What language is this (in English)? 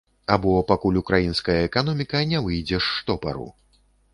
Belarusian